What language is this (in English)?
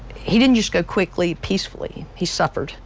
English